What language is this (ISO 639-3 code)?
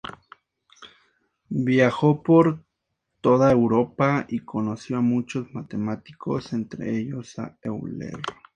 spa